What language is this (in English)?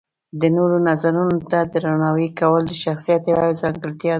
Pashto